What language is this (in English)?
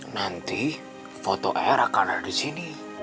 Indonesian